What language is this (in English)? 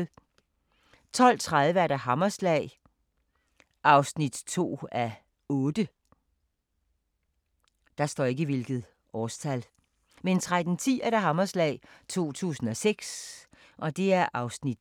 Danish